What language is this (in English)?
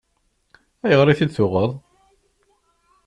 Kabyle